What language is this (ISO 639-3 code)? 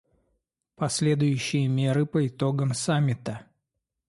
rus